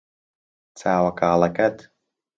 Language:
Central Kurdish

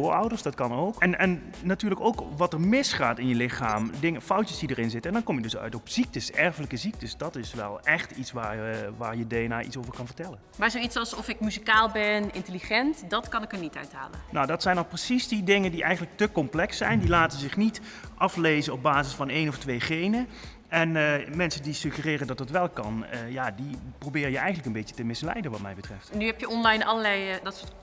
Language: Dutch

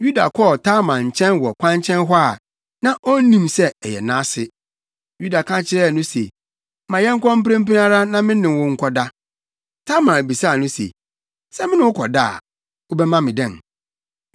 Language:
Akan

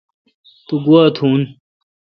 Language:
Kalkoti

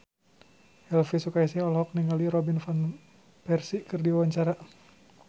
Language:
Sundanese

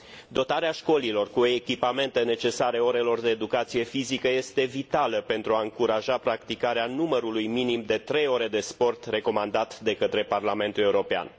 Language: Romanian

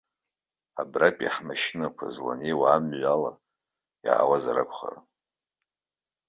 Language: Abkhazian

